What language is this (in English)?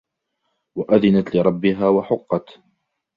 Arabic